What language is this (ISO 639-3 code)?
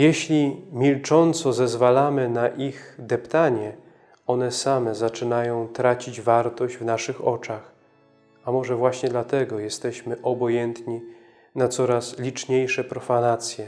pol